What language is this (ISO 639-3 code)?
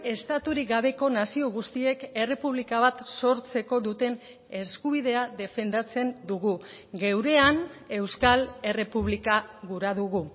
eus